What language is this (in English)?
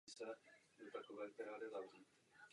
Czech